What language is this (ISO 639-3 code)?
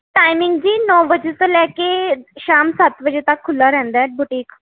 pan